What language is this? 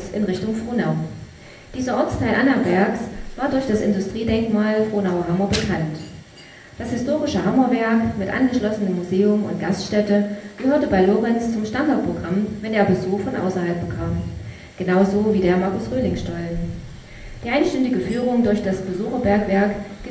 German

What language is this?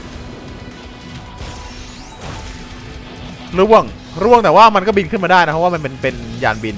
Thai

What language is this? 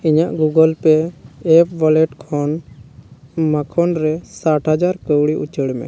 Santali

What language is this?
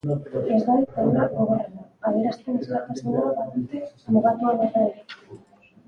Basque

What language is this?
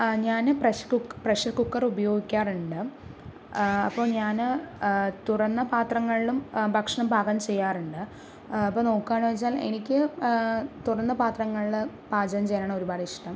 Malayalam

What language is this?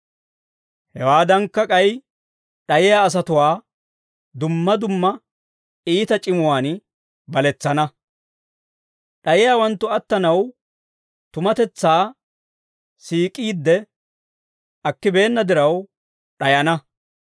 Dawro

